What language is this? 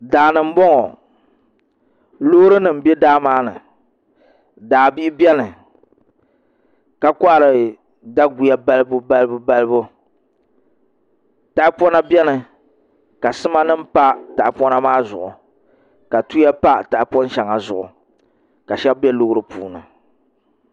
Dagbani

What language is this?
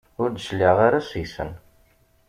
Kabyle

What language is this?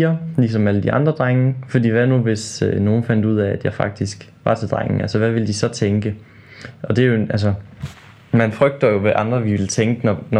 Danish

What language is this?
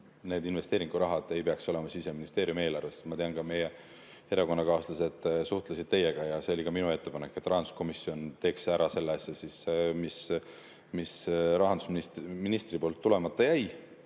Estonian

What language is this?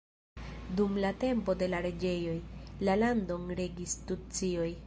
Esperanto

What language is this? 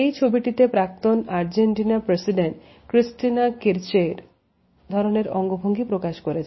Bangla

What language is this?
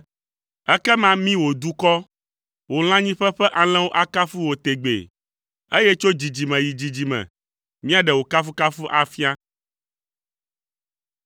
Ewe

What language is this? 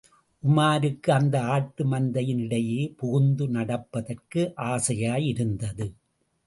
Tamil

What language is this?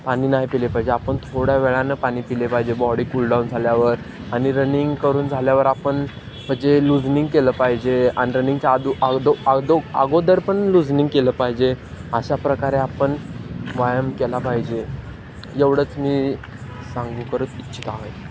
Marathi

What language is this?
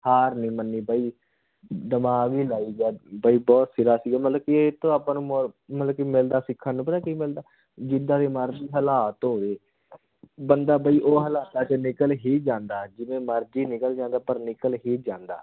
Punjabi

